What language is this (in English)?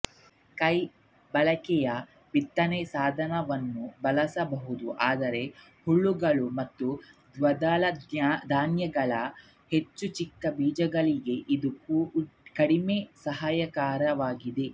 Kannada